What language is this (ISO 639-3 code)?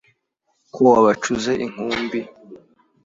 kin